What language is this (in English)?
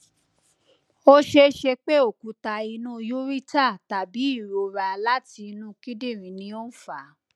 Yoruba